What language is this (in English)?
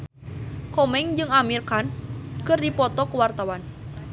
Sundanese